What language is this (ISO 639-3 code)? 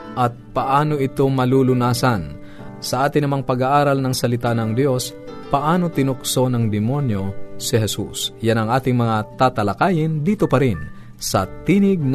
fil